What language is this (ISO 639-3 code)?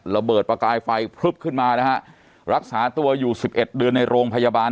tha